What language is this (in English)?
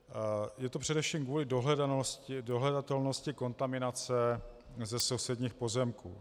Czech